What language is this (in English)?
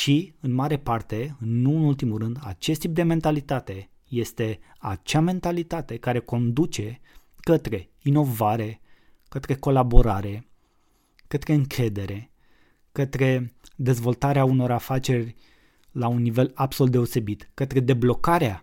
Romanian